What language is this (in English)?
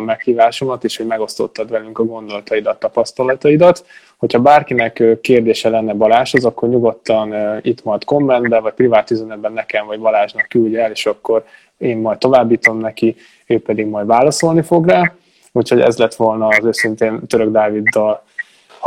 Hungarian